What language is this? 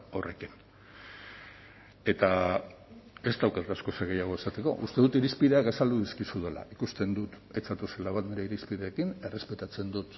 Basque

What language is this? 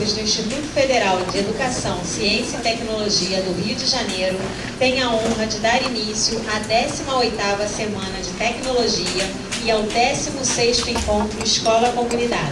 Portuguese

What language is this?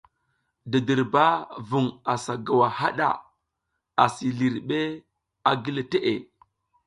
South Giziga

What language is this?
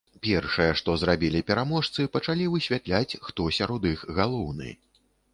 Belarusian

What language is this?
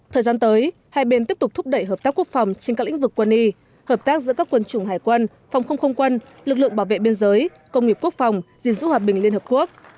Vietnamese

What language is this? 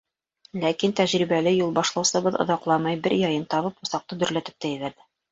Bashkir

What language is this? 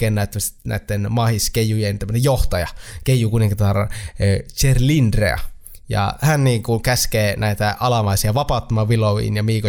Finnish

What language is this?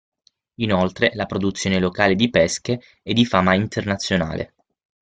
Italian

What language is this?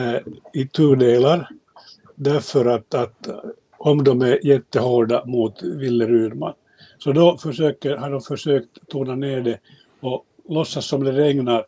Swedish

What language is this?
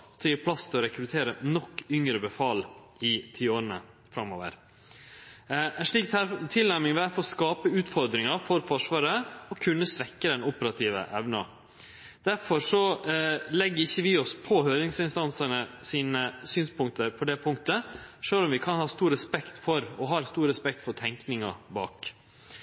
Norwegian Nynorsk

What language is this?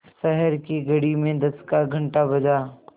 Hindi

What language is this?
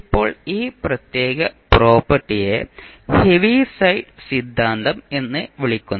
Malayalam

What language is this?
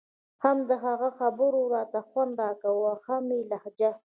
Pashto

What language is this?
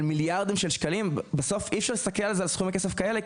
Hebrew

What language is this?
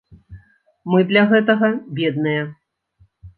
Belarusian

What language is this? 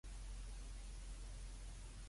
Cantonese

